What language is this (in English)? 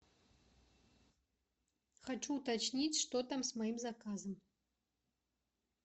Russian